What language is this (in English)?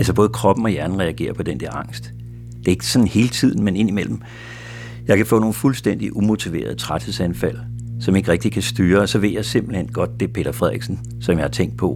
Danish